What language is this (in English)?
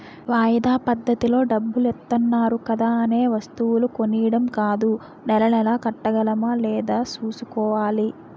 Telugu